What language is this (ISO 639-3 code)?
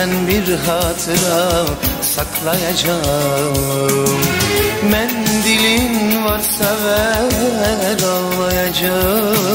tur